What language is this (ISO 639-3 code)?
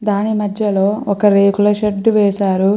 tel